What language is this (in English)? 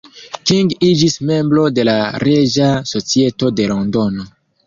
Esperanto